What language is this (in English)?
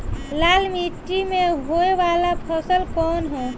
Bhojpuri